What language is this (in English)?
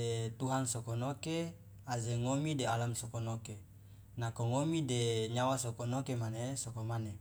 Loloda